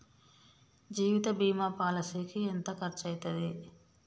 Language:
Telugu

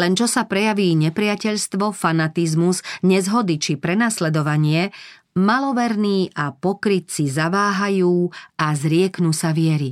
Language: Slovak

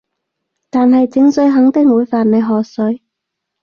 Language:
Cantonese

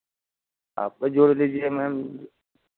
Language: Hindi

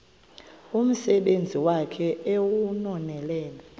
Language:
Xhosa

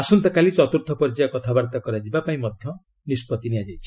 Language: Odia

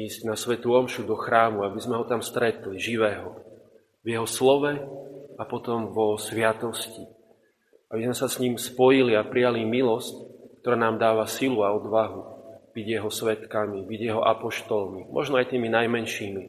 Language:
Slovak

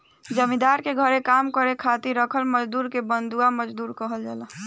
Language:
Bhojpuri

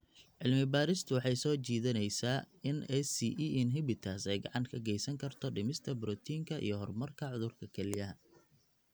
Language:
Somali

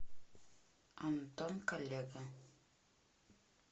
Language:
Russian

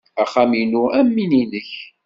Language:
Kabyle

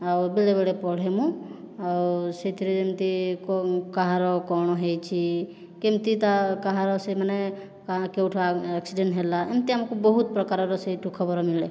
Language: Odia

